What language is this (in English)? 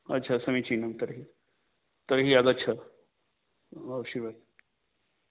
Sanskrit